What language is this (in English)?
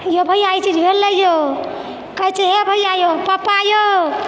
Maithili